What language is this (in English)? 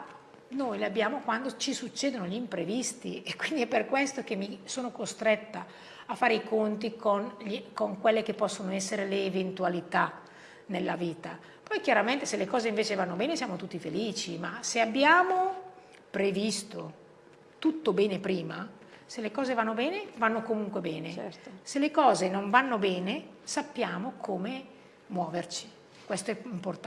Italian